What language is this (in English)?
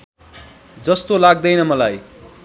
Nepali